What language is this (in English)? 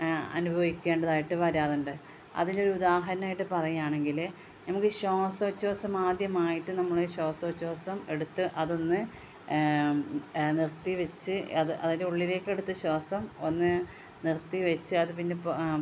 Malayalam